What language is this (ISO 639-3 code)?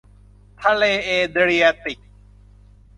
tha